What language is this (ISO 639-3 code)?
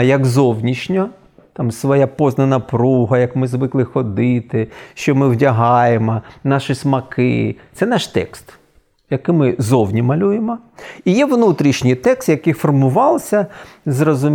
ukr